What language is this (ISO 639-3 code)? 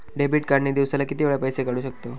mar